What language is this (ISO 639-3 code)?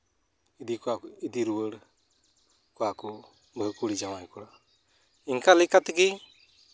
sat